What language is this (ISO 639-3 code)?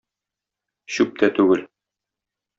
tat